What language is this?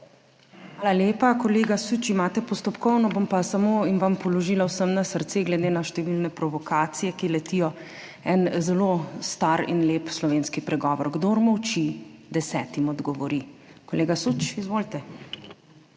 Slovenian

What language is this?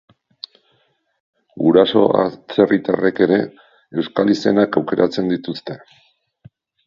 Basque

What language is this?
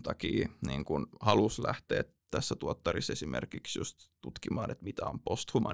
Finnish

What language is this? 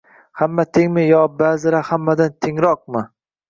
Uzbek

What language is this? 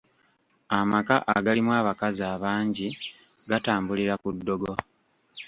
Ganda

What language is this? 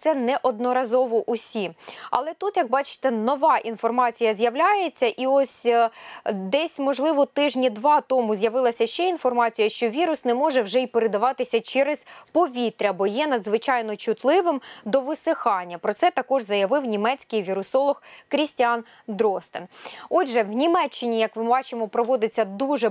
Ukrainian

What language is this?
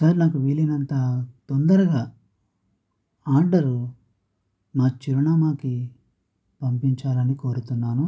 Telugu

